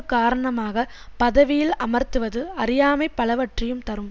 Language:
Tamil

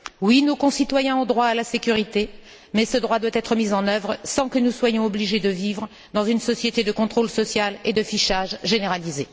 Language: French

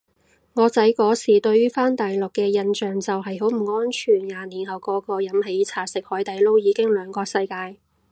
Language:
Cantonese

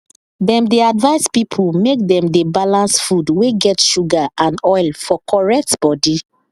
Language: Nigerian Pidgin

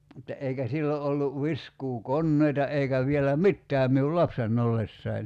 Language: Finnish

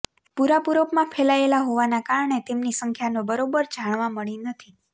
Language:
Gujarati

